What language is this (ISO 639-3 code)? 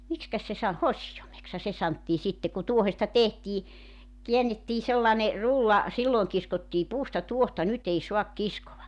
fin